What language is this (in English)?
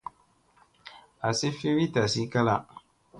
Musey